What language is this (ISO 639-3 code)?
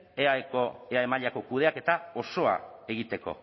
eus